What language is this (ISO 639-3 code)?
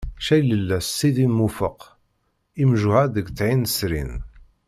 kab